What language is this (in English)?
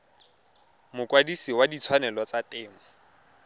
Tswana